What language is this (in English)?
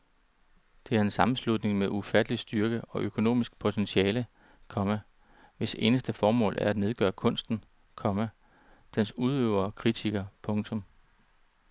Danish